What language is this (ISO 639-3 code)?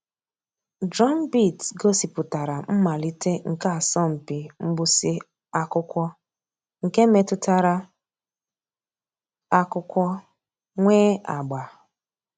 ibo